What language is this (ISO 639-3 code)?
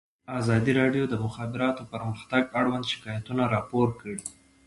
pus